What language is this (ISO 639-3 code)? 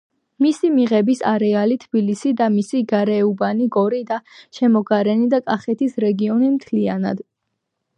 kat